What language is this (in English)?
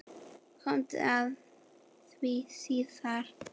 Icelandic